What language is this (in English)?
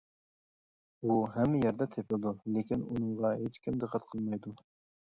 Uyghur